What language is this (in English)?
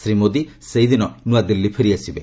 Odia